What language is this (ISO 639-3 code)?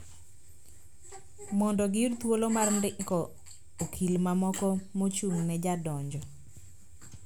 luo